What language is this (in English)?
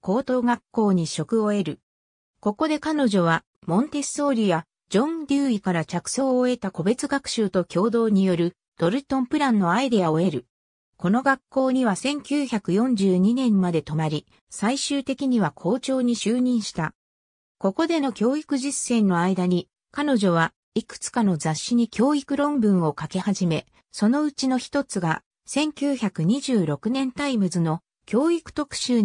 Japanese